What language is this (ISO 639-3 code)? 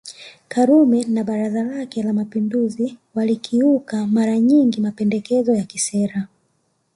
swa